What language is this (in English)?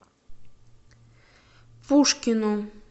Russian